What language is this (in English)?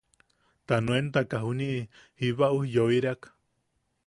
Yaqui